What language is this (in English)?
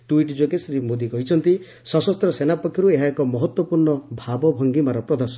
Odia